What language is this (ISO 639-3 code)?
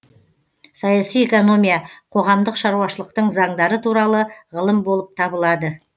kaz